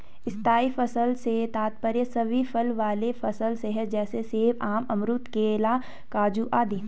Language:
Hindi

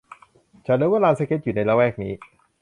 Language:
Thai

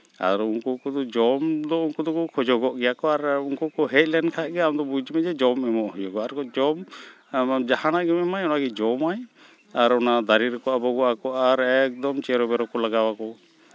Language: Santali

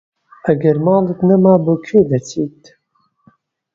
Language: Central Kurdish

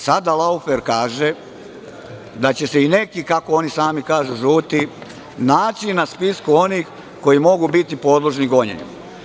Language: Serbian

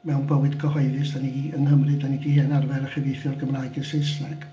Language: Welsh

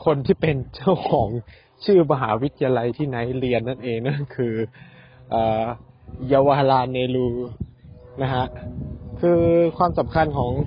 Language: Thai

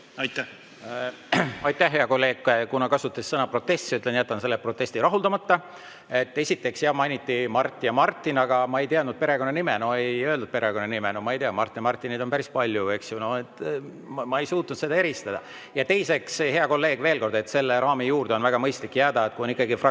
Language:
Estonian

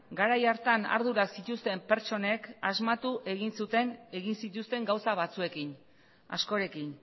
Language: Basque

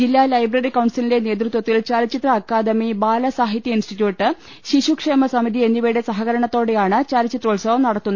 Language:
Malayalam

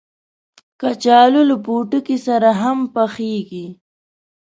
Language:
Pashto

